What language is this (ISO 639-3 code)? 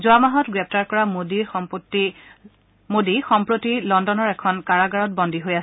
asm